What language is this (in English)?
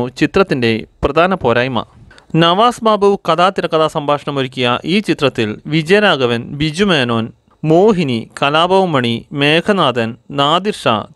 Romanian